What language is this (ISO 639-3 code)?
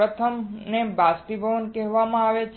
guj